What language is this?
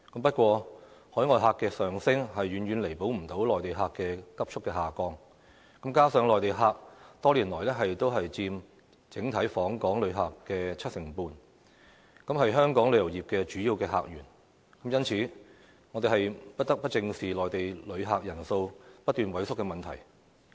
Cantonese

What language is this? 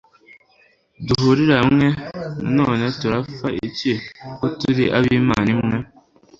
Kinyarwanda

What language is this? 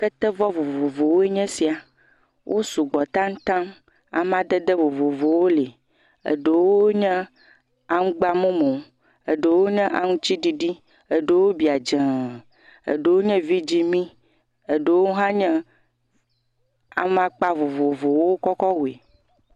Ewe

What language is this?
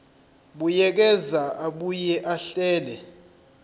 Zulu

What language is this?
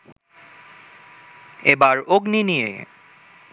Bangla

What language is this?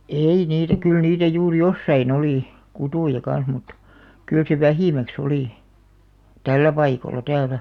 Finnish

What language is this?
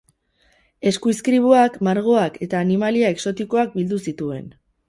Basque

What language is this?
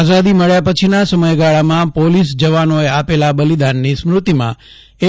Gujarati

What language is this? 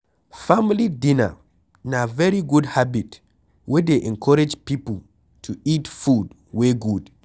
Nigerian Pidgin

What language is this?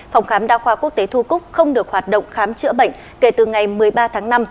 Vietnamese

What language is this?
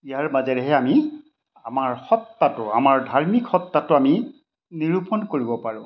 Assamese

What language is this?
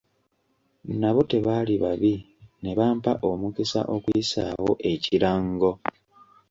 Ganda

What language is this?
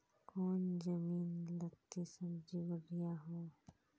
Magahi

